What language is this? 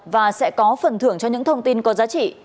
Vietnamese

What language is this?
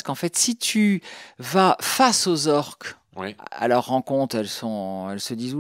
French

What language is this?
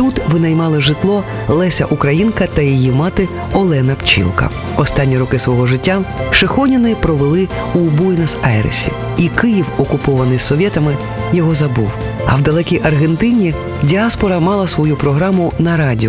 Ukrainian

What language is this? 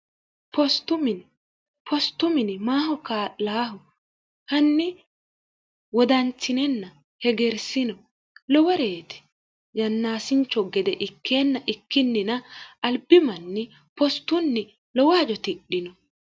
Sidamo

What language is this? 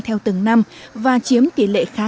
Vietnamese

